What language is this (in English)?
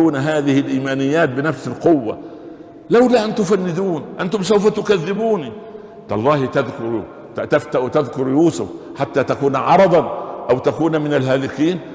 Arabic